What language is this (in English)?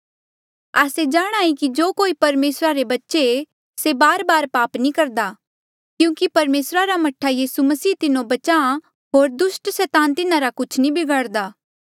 Mandeali